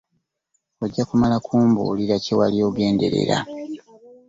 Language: Ganda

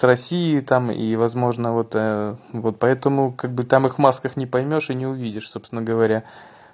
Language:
Russian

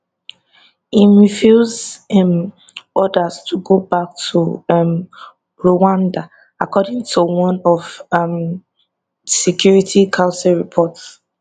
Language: Nigerian Pidgin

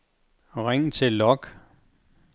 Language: Danish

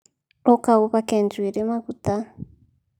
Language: Kikuyu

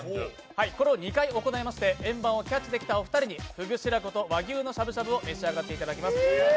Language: Japanese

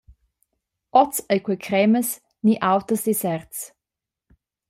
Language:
Romansh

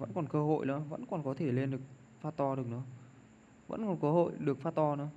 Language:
Vietnamese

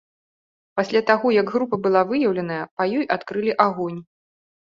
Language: Belarusian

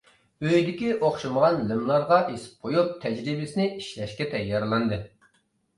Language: Uyghur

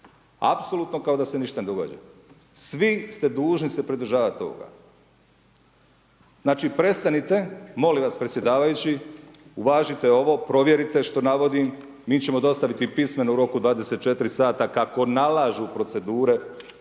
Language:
Croatian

